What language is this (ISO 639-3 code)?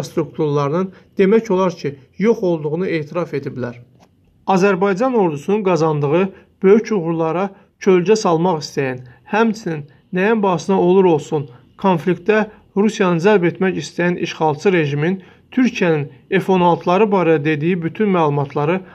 tur